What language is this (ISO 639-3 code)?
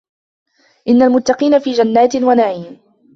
ara